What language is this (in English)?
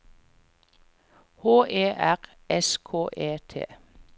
Norwegian